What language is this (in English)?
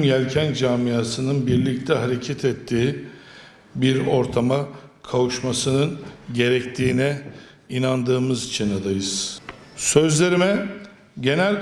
Turkish